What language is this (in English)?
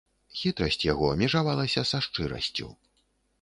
Belarusian